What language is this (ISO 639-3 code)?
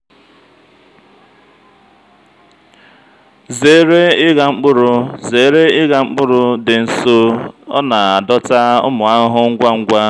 ibo